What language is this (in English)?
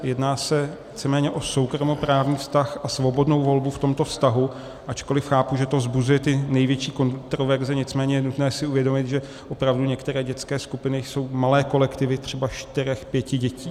Czech